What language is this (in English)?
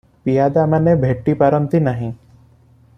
Odia